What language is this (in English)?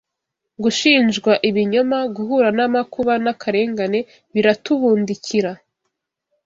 Kinyarwanda